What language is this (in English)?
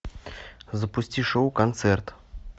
Russian